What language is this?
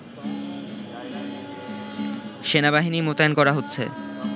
Bangla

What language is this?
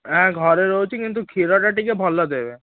Odia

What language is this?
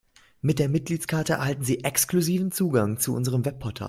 German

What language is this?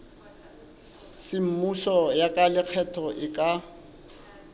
Southern Sotho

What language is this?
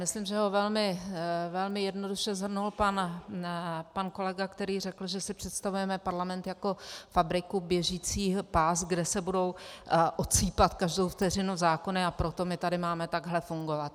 Czech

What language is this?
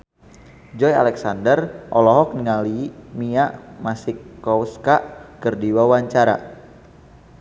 Sundanese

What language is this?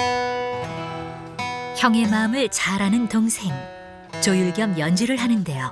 Korean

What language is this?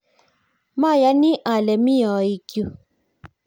Kalenjin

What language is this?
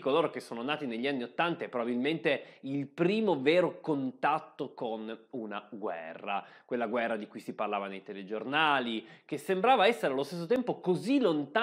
Italian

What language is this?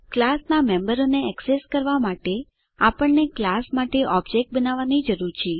Gujarati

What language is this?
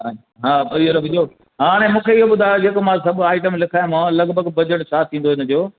Sindhi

